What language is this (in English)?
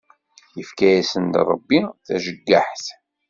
Kabyle